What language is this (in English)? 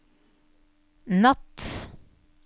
Norwegian